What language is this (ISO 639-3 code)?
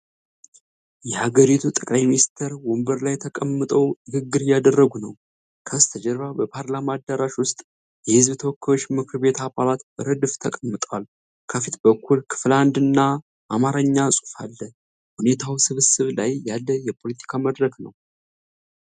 amh